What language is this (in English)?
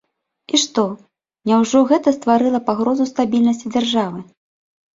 Belarusian